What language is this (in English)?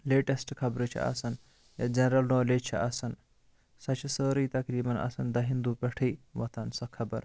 Kashmiri